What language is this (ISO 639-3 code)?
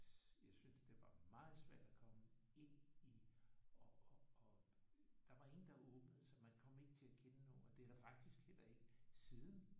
dan